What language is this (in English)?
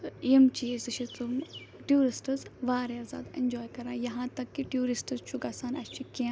Kashmiri